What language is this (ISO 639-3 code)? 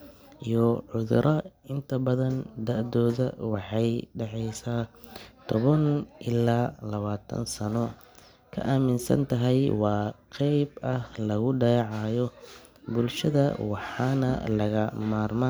som